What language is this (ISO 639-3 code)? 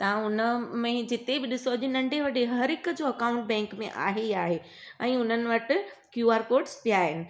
snd